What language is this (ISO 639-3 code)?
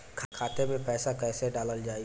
bho